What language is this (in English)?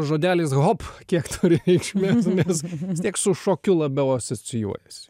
Lithuanian